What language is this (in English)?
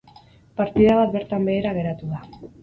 Basque